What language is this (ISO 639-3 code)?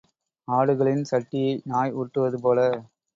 tam